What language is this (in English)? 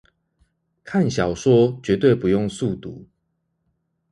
Chinese